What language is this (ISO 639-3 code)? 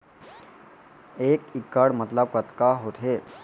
hne